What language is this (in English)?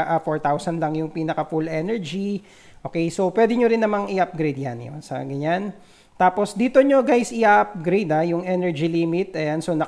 Filipino